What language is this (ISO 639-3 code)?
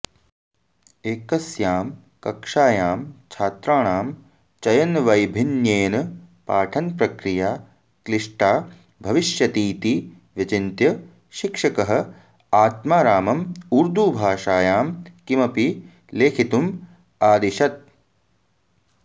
san